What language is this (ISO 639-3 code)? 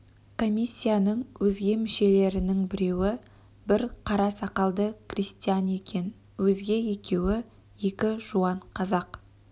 kaz